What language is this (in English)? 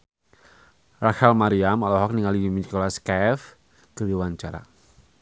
Sundanese